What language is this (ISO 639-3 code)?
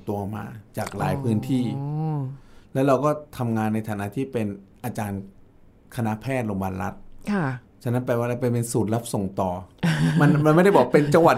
tha